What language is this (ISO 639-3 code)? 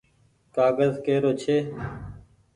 gig